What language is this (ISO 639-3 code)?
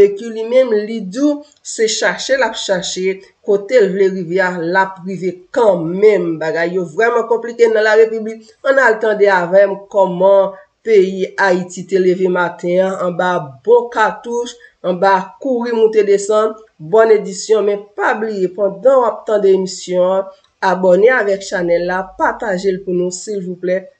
fra